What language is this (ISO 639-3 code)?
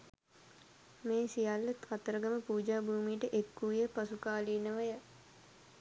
sin